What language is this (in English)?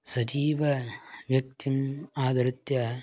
Sanskrit